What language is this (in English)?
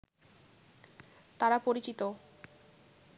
Bangla